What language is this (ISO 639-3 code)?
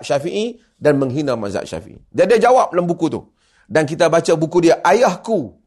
msa